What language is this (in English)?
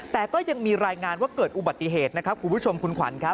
Thai